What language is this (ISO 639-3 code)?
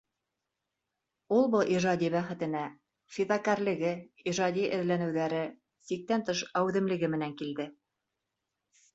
bak